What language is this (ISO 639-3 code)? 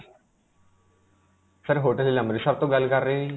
pan